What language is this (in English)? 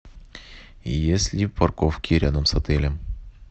Russian